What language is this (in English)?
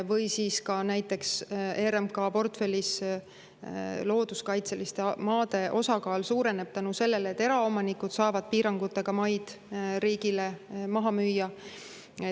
Estonian